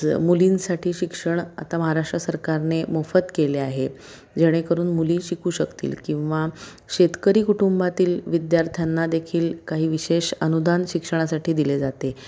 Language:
Marathi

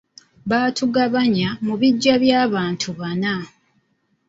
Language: Ganda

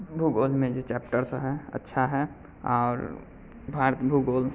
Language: Maithili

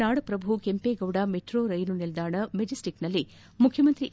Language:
Kannada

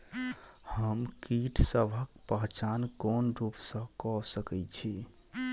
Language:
Maithili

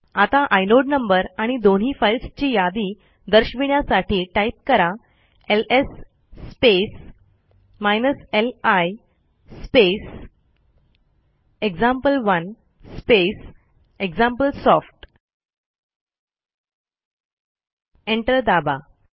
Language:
Marathi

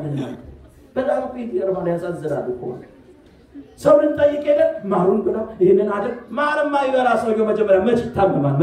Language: Arabic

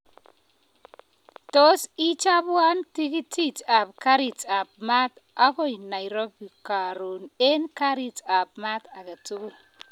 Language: Kalenjin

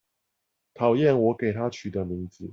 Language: Chinese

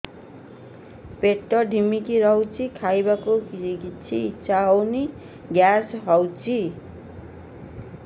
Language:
Odia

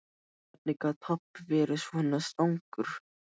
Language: Icelandic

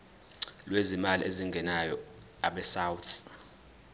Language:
Zulu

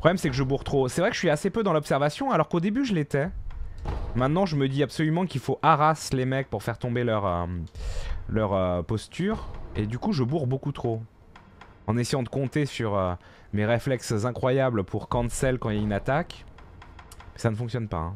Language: French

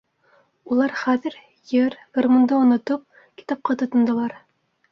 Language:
Bashkir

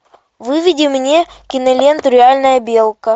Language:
Russian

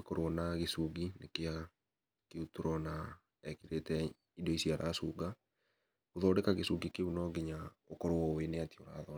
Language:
Kikuyu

